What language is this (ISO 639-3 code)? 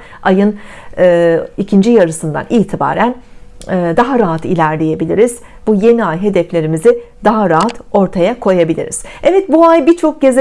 tur